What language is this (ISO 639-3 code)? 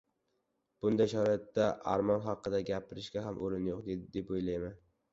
uzb